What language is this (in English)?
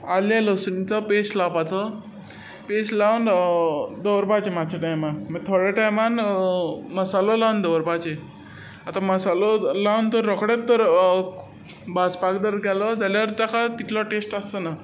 Konkani